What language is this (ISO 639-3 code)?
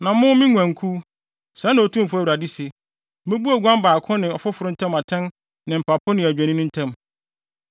aka